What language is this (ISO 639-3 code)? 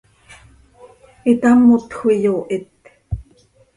sei